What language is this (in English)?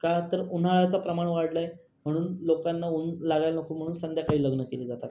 Marathi